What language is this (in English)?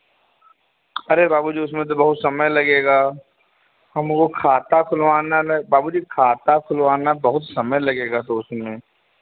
Hindi